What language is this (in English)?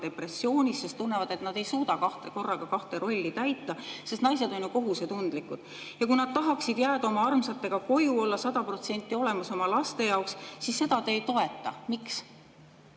Estonian